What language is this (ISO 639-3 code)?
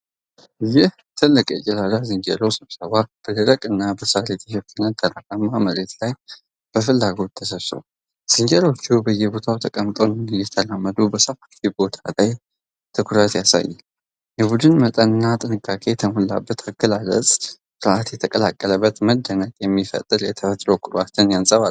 amh